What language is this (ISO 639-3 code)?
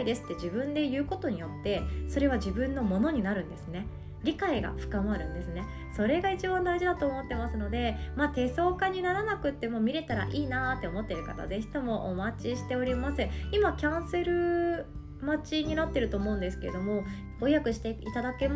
jpn